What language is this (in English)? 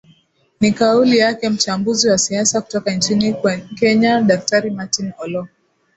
Swahili